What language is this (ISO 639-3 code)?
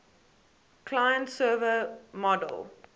eng